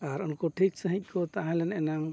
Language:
Santali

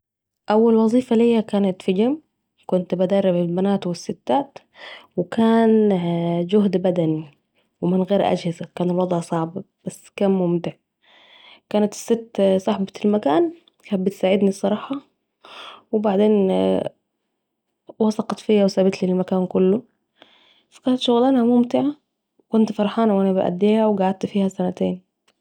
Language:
Saidi Arabic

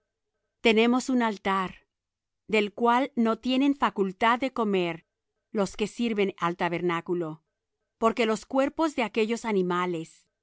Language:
Spanish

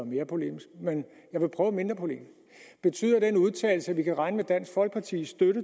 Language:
Danish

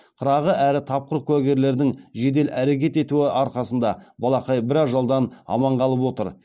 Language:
Kazakh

